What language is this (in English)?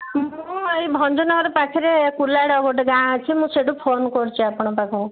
Odia